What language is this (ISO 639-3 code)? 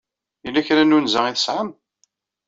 kab